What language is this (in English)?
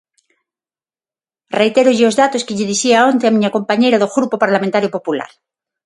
Galician